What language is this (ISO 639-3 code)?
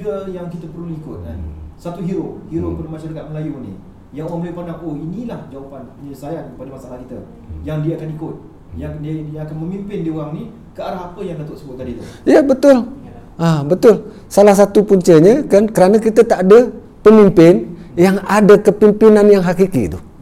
msa